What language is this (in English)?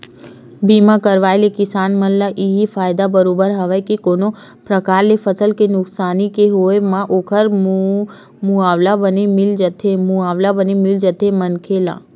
Chhattisgarhi